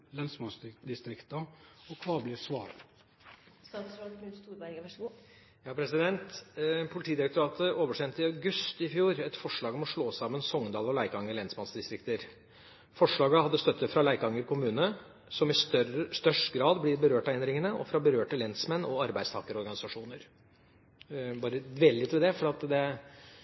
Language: Norwegian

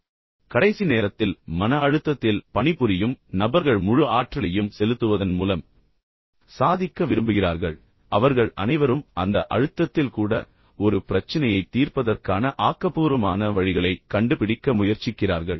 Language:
Tamil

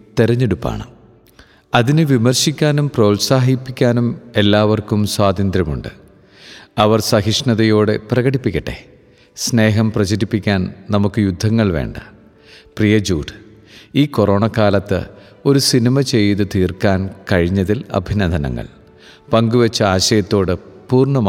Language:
Malayalam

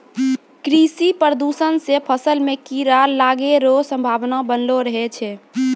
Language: Maithili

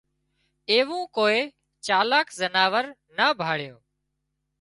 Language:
Wadiyara Koli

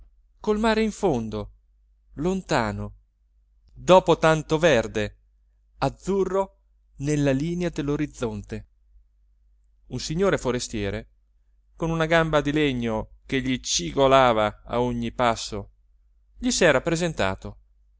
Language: Italian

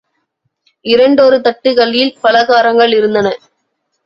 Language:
Tamil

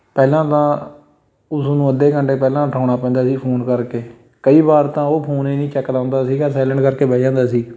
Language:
Punjabi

